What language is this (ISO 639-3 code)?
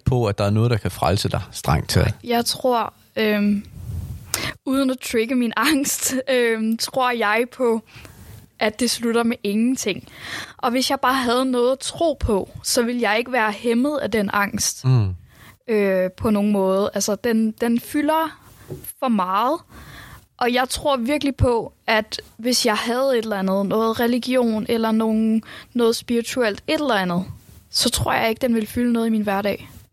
dan